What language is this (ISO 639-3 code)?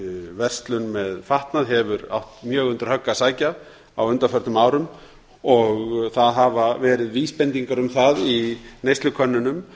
isl